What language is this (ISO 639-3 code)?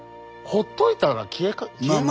jpn